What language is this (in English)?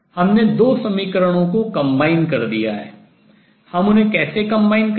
Hindi